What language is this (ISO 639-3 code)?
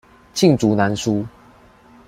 zho